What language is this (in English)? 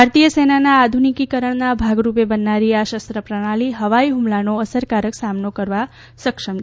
Gujarati